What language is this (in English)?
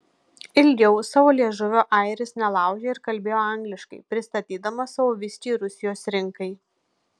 Lithuanian